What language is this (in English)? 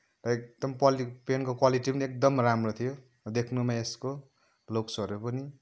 Nepali